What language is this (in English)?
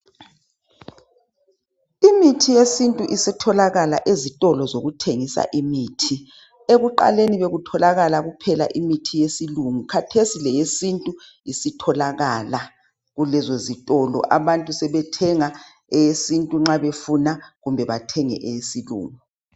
North Ndebele